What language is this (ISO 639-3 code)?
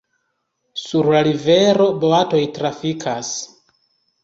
epo